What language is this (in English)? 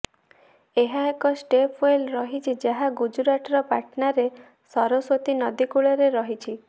Odia